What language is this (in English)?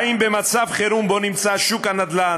Hebrew